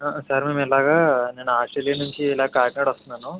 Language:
Telugu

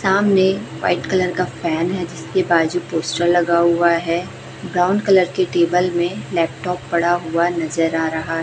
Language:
Hindi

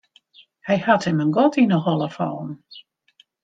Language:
Western Frisian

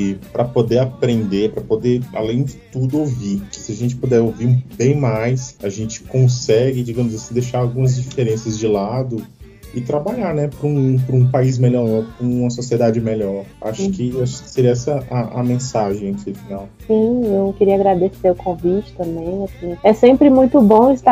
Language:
Portuguese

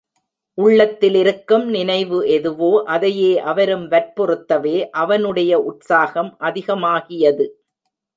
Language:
Tamil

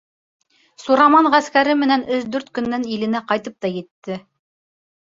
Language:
Bashkir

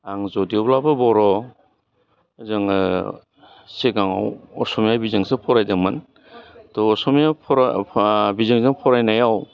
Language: Bodo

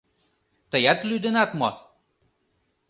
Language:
Mari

